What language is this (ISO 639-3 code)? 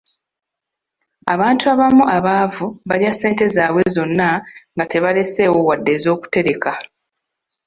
lug